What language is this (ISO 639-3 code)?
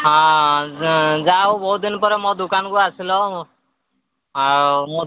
ori